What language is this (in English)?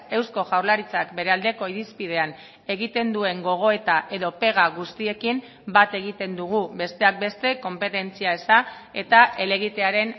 Basque